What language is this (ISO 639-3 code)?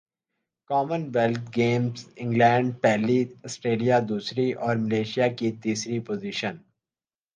urd